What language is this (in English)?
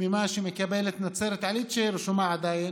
Hebrew